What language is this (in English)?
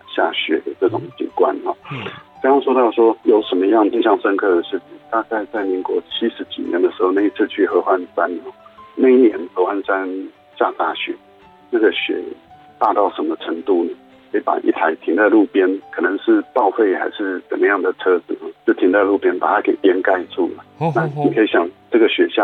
Chinese